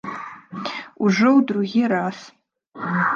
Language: Belarusian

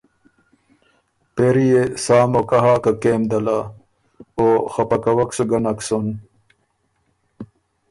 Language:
Ormuri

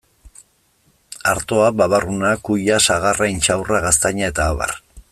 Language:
Basque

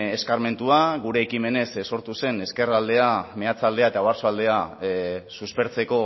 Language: Basque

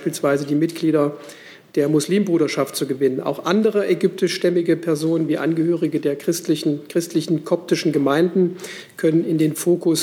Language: German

